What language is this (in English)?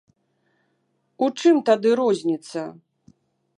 Belarusian